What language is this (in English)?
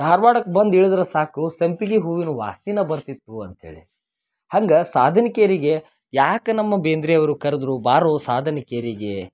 Kannada